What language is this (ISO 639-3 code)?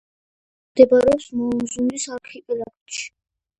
kat